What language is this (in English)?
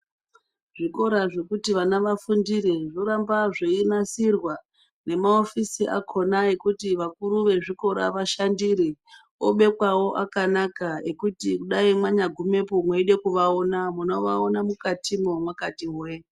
Ndau